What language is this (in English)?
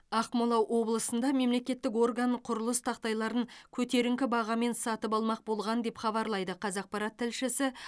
Kazakh